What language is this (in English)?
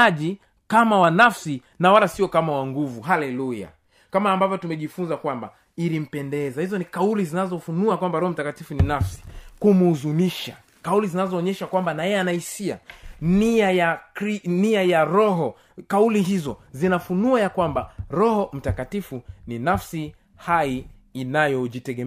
Swahili